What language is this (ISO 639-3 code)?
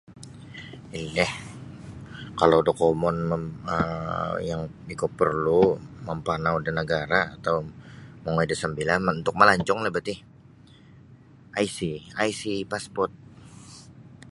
bsy